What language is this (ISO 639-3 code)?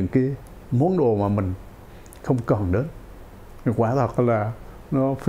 vie